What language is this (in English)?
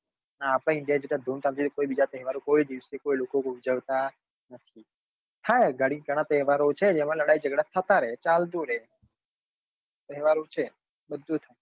Gujarati